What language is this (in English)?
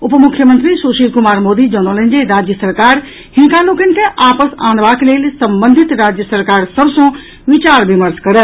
Maithili